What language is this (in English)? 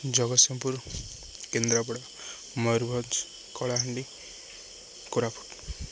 Odia